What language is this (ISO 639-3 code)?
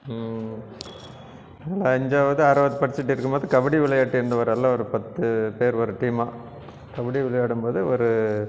tam